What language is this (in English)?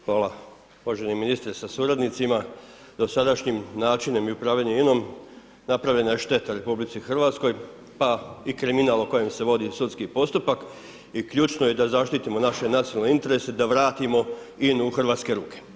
Croatian